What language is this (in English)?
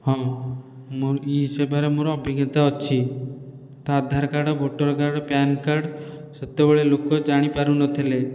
Odia